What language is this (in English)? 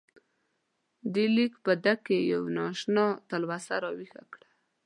Pashto